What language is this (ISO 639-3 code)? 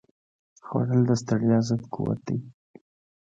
pus